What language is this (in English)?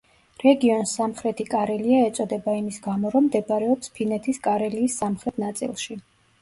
Georgian